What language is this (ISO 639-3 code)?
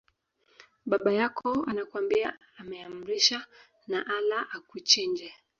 swa